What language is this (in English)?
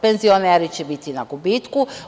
Serbian